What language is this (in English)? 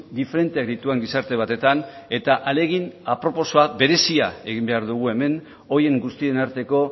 Basque